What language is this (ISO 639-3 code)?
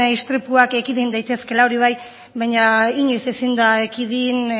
eus